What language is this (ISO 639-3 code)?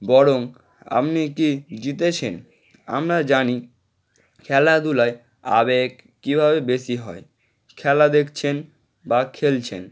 ben